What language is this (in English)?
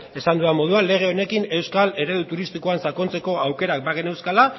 Basque